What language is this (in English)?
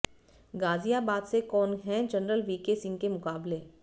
Hindi